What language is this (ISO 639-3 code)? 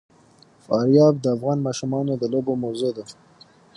pus